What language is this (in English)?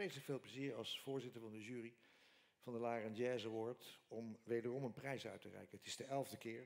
Dutch